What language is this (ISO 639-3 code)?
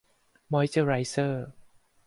tha